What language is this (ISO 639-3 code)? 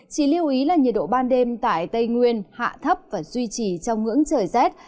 vie